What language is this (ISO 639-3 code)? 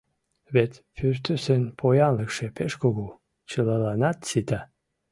chm